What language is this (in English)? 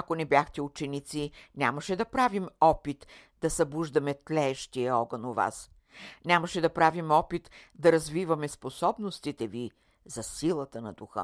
Bulgarian